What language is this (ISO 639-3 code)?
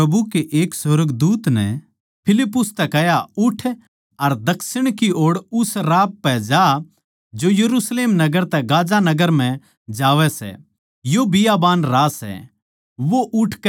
bgc